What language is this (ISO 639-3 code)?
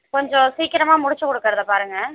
tam